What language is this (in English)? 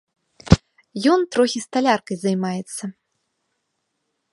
Belarusian